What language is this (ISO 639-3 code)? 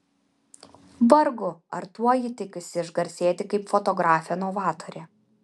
lit